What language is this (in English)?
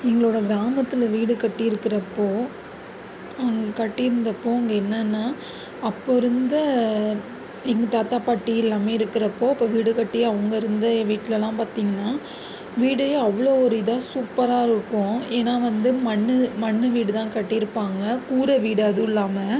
Tamil